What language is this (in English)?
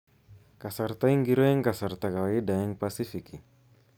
Kalenjin